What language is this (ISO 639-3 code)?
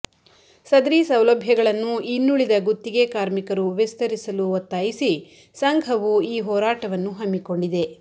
kan